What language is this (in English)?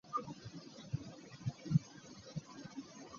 Ganda